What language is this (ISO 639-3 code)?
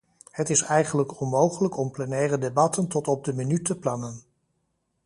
nld